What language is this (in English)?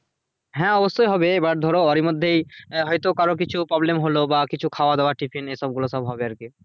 Bangla